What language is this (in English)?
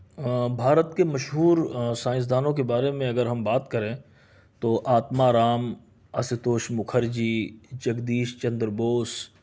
Urdu